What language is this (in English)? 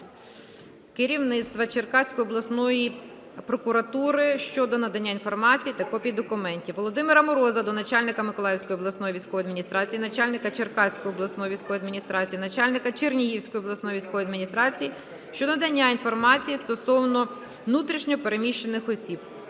Ukrainian